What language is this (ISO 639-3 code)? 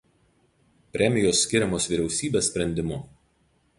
lit